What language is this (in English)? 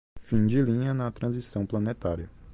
Portuguese